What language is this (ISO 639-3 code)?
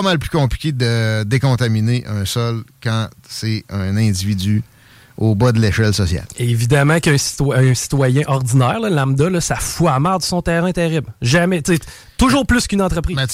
fra